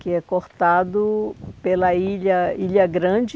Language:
Portuguese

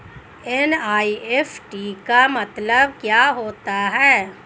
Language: Hindi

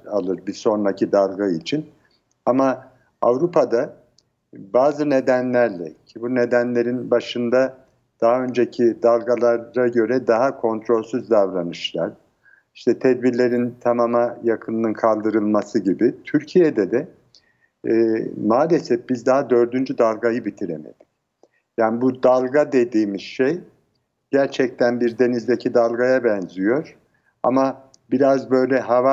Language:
Turkish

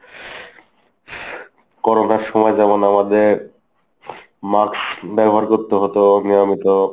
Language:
Bangla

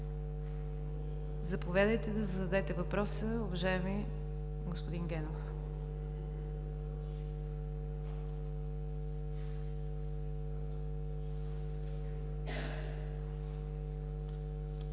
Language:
Bulgarian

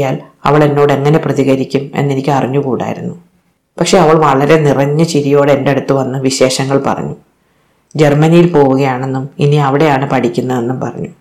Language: Malayalam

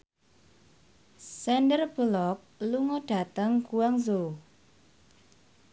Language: Javanese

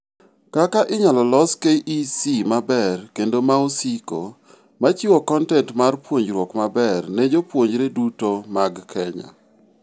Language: Luo (Kenya and Tanzania)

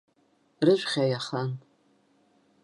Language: Abkhazian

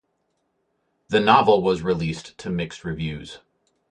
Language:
English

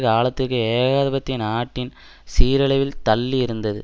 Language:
Tamil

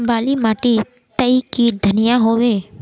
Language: Magahi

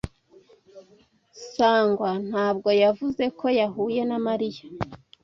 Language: Kinyarwanda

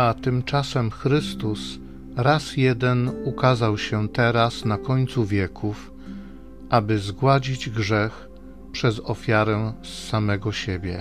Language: Polish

